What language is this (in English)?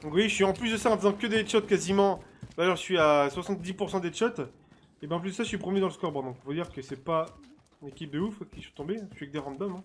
French